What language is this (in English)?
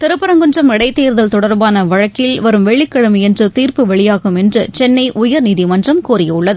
Tamil